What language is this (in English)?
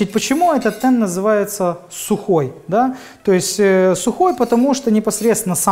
Russian